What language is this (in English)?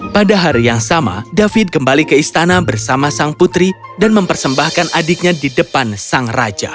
Indonesian